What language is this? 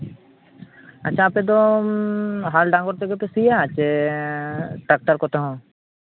Santali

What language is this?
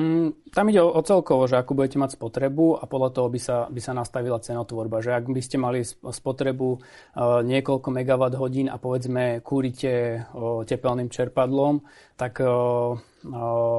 Slovak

